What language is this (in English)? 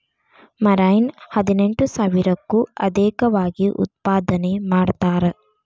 Kannada